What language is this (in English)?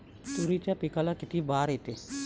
Marathi